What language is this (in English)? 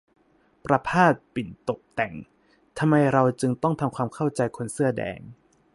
Thai